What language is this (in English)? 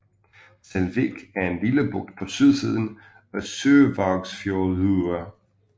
Danish